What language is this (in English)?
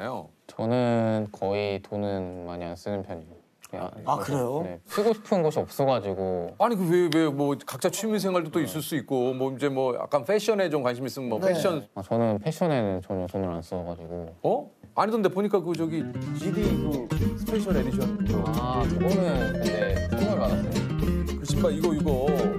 Korean